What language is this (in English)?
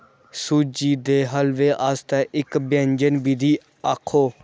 Dogri